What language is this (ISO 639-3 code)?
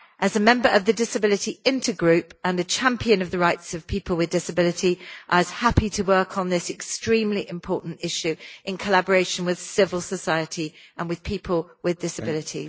eng